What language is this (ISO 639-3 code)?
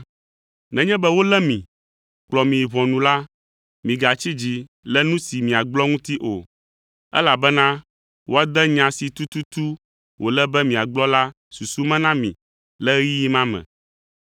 ewe